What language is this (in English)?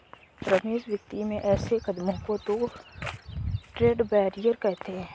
Hindi